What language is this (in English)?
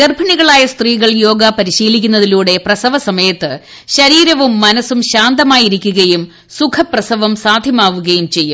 Malayalam